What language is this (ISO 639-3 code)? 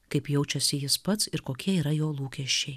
lit